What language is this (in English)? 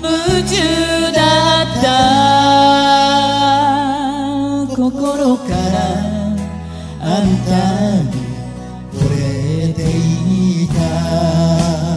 Korean